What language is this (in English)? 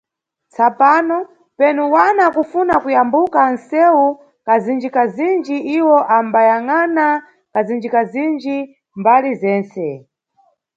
Nyungwe